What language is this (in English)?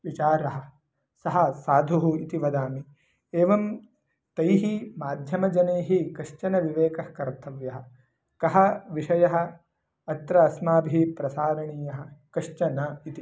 Sanskrit